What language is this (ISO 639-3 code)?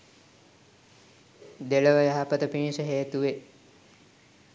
sin